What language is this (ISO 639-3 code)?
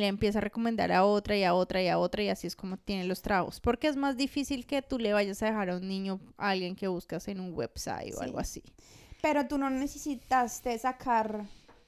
spa